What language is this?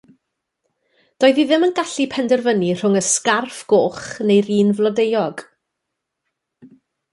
Welsh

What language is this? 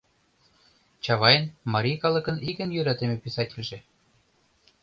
Mari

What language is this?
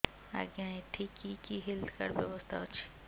Odia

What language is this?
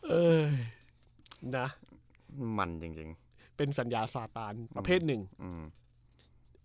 Thai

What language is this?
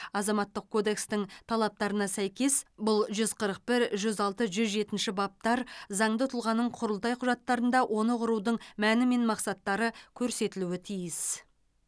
Kazakh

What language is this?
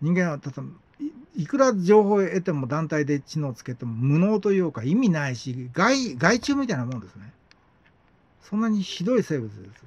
Japanese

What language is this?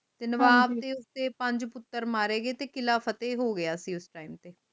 Punjabi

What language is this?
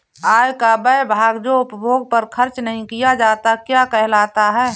Hindi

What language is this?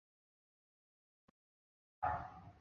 Chinese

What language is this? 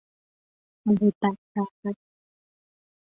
Persian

